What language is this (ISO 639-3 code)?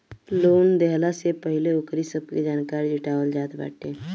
bho